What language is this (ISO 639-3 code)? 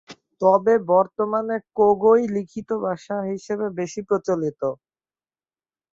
ben